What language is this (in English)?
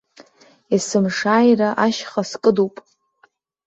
Abkhazian